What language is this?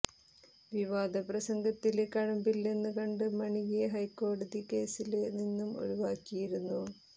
Malayalam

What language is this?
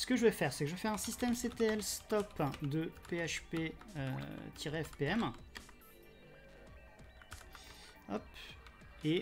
French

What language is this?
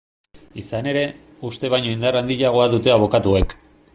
Basque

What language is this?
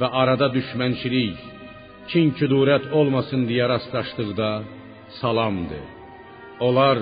Persian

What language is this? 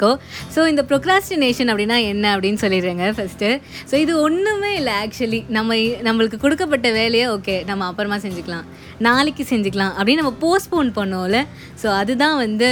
Tamil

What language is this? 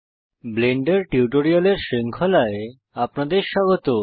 Bangla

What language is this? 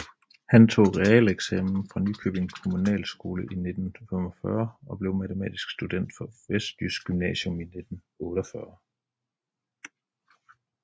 Danish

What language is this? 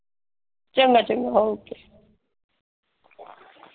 Punjabi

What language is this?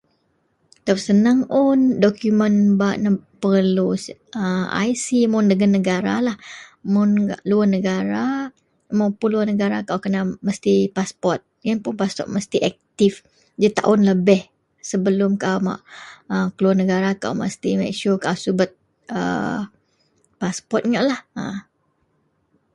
Central Melanau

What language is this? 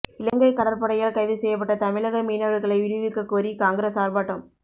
Tamil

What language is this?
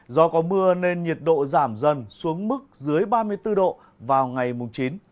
Vietnamese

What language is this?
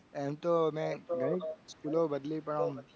Gujarati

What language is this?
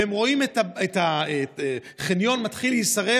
Hebrew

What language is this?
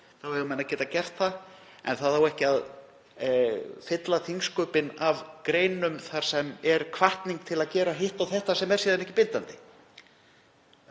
Icelandic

